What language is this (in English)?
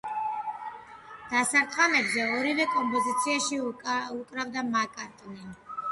Georgian